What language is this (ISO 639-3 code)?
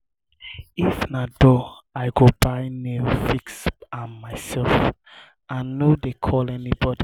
pcm